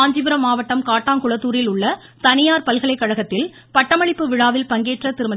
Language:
Tamil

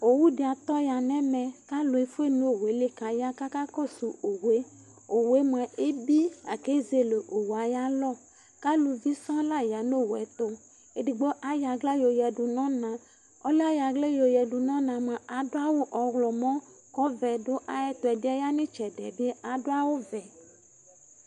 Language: Ikposo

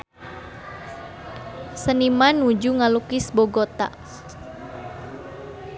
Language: Sundanese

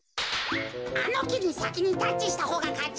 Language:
Japanese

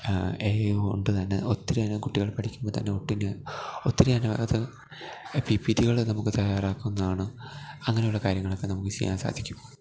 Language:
Malayalam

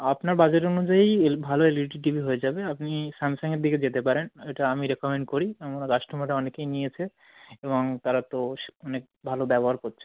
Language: Bangla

